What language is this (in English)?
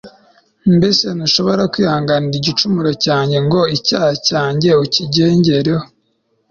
Kinyarwanda